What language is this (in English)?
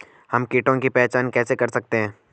Hindi